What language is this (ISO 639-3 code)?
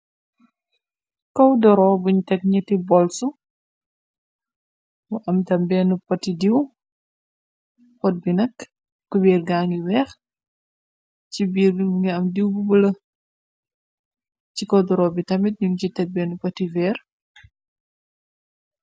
wol